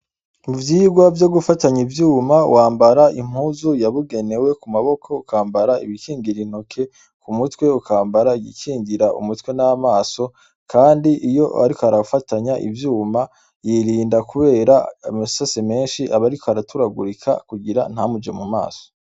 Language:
Rundi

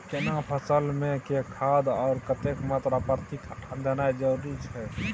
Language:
Maithili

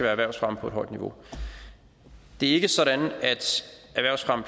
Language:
Danish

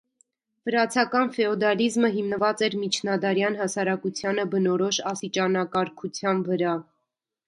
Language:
Armenian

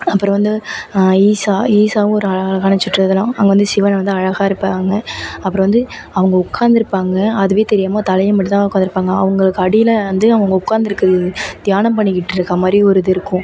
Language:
Tamil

